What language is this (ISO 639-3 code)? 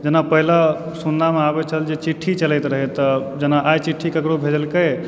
mai